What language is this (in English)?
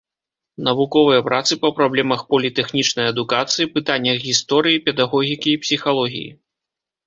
Belarusian